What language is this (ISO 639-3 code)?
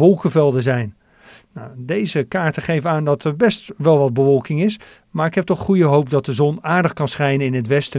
nld